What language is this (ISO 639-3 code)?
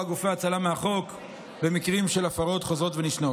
heb